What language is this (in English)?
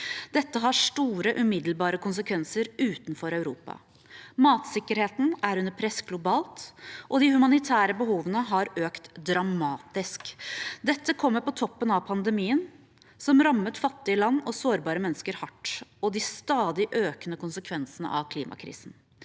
Norwegian